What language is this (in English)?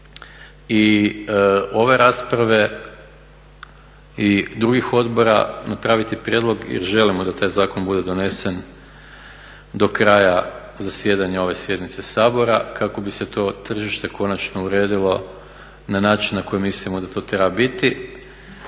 Croatian